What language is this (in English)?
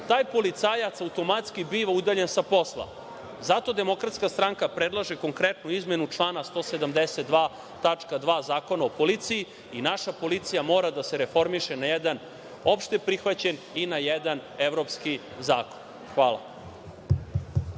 Serbian